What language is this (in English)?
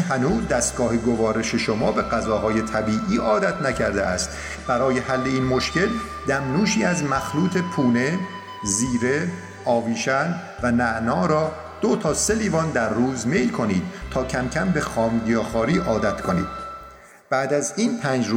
Persian